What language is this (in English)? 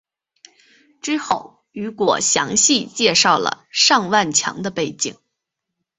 Chinese